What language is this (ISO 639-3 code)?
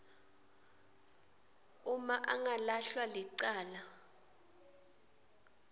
ssw